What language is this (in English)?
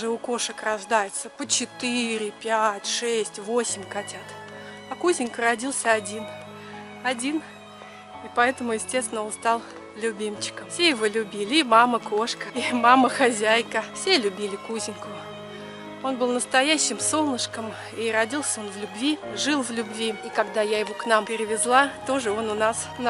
Russian